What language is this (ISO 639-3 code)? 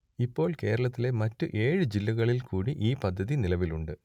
mal